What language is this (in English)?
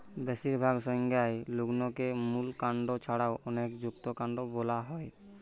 Bangla